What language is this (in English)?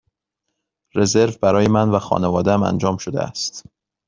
Persian